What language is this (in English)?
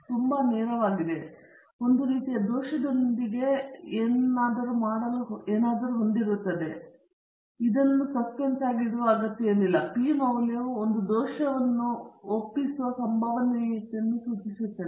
Kannada